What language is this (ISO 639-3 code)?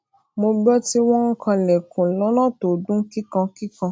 yor